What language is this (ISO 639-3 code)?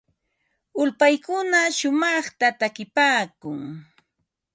qva